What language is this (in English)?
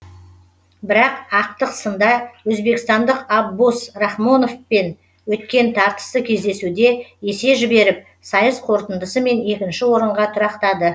Kazakh